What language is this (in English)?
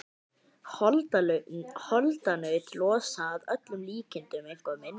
Icelandic